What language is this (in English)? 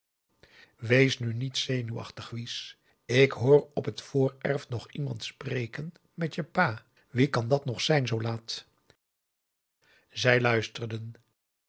Dutch